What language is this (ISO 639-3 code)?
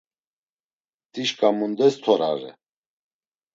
lzz